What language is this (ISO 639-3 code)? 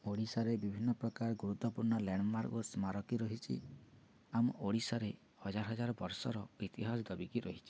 ori